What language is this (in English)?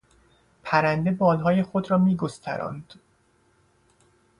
Persian